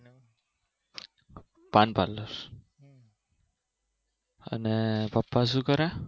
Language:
Gujarati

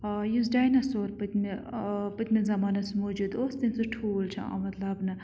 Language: Kashmiri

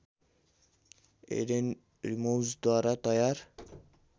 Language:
Nepali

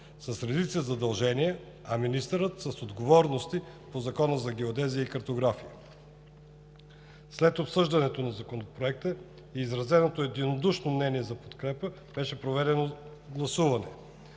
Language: Bulgarian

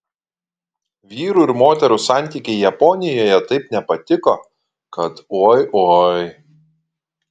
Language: Lithuanian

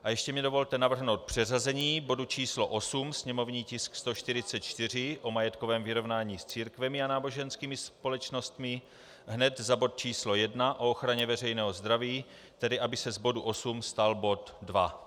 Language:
Czech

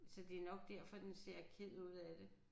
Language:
Danish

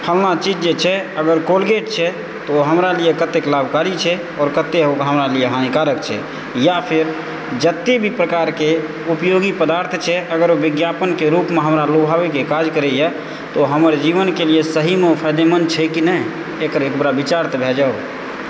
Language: Maithili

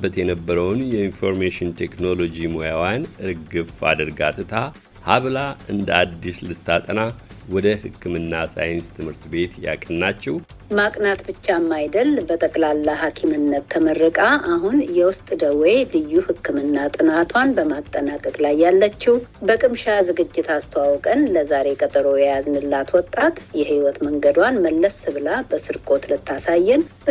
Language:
Amharic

